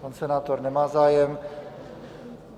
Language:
Czech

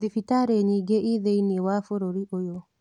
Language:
Kikuyu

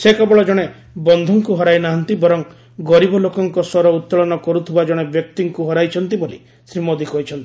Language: Odia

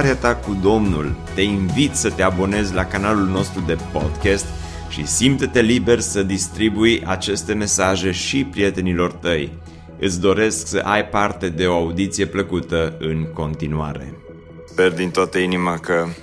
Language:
Romanian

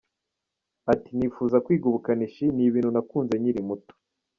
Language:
Kinyarwanda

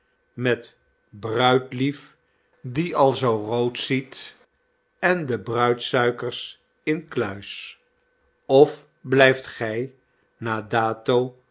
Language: Dutch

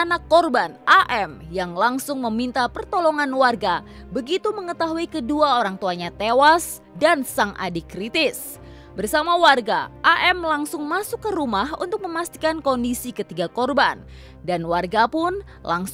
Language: Indonesian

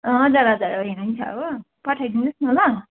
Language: Nepali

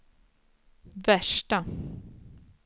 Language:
Swedish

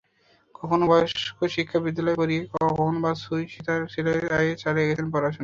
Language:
Bangla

